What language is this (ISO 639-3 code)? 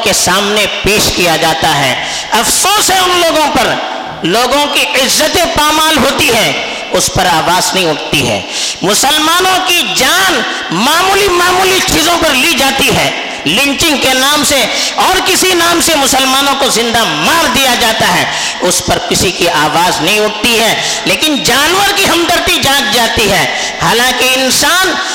urd